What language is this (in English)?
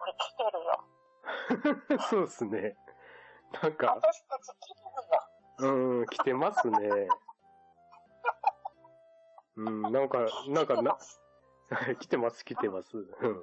Japanese